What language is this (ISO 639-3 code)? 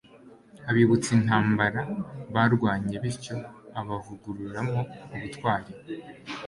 kin